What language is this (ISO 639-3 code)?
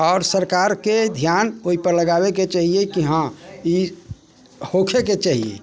mai